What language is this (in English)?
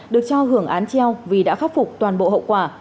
Vietnamese